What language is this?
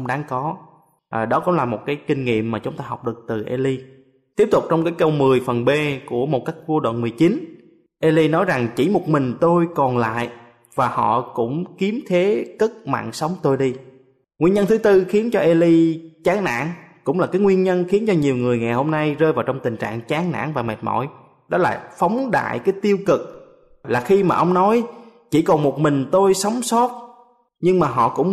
Vietnamese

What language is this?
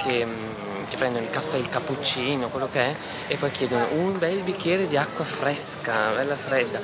Italian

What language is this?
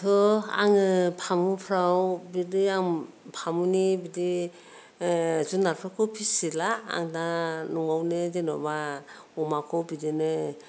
Bodo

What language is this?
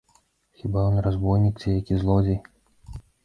Belarusian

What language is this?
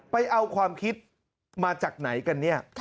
Thai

